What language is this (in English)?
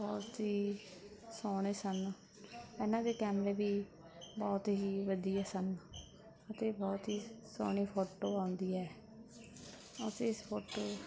Punjabi